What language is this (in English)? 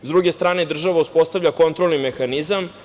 Serbian